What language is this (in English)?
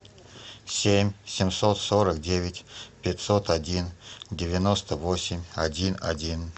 Russian